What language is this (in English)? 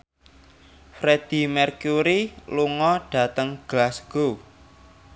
Javanese